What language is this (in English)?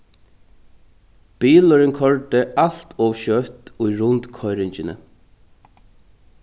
Faroese